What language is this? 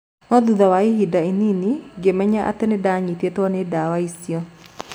Kikuyu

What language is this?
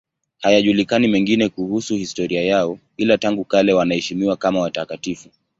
Swahili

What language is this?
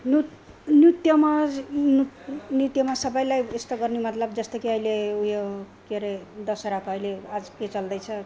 Nepali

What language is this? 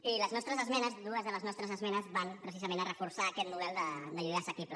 Catalan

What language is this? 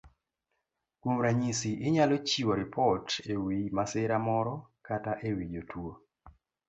Luo (Kenya and Tanzania)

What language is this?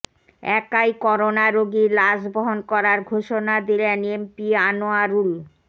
Bangla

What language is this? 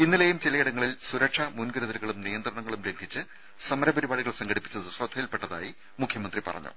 Malayalam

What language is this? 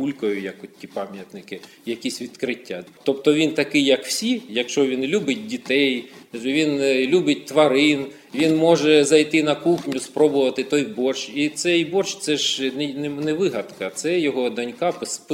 Ukrainian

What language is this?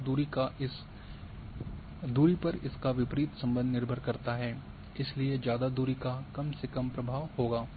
Hindi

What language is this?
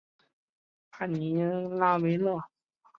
Chinese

